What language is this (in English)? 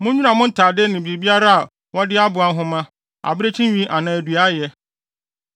Akan